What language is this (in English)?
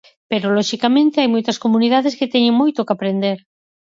Galician